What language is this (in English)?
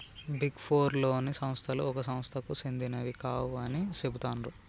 Telugu